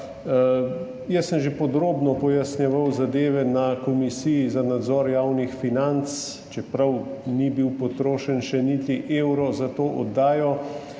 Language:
Slovenian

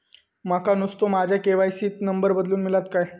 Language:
Marathi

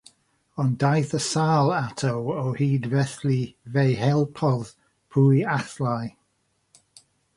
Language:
Welsh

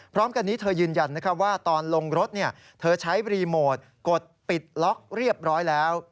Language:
Thai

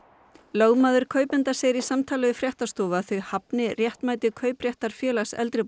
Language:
Icelandic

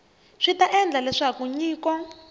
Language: Tsonga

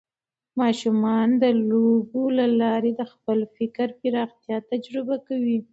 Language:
Pashto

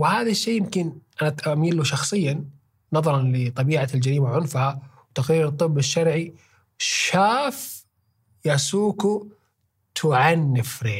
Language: Arabic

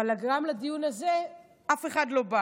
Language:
Hebrew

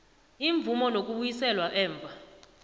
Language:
South Ndebele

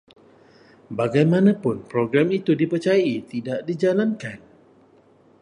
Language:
Malay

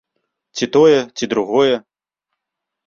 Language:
Belarusian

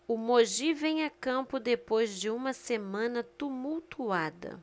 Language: Portuguese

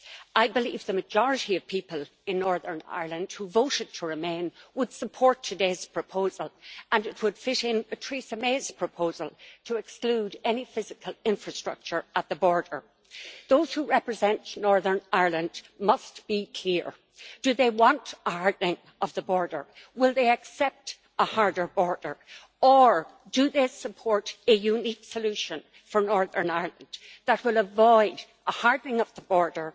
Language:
English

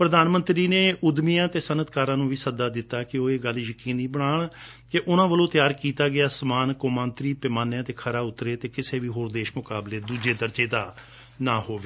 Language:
Punjabi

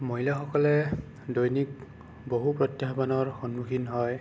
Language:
Assamese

